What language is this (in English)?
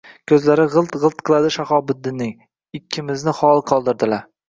Uzbek